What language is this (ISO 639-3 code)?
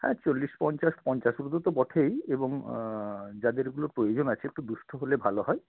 ben